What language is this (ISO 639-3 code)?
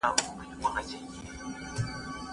pus